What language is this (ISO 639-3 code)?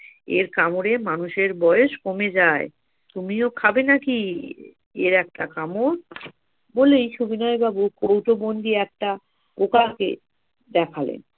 ben